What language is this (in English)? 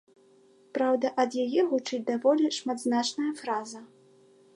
Belarusian